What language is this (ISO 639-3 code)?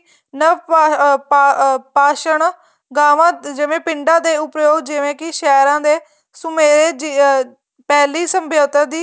pan